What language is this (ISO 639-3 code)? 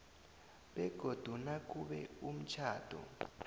nbl